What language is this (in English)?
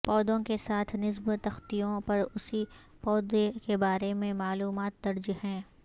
Urdu